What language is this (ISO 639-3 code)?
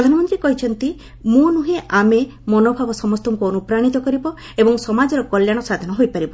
ori